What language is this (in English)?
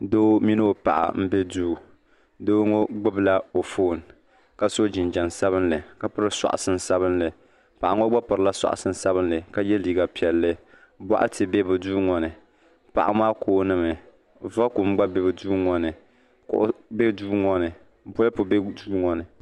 Dagbani